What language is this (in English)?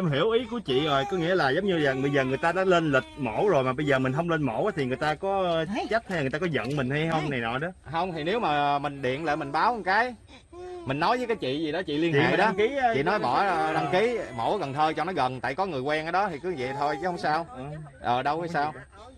Vietnamese